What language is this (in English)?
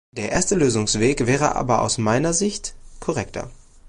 German